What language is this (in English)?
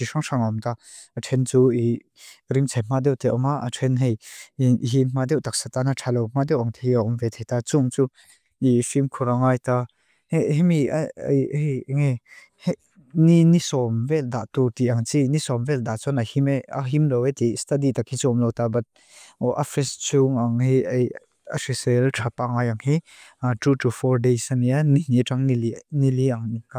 Mizo